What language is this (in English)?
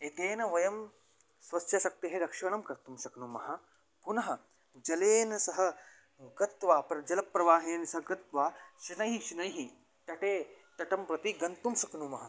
Sanskrit